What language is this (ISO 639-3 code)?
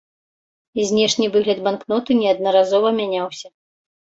bel